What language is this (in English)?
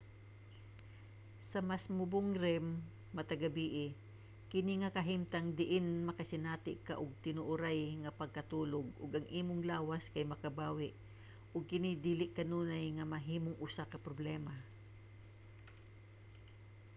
Cebuano